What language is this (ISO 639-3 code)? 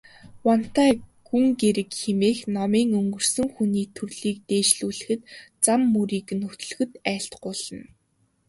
mon